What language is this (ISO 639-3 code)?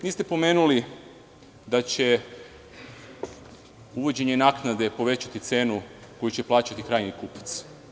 srp